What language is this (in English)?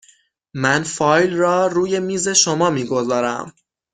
Persian